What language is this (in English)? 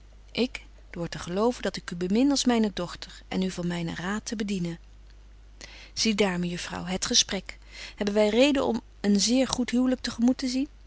Dutch